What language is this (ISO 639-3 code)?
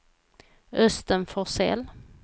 swe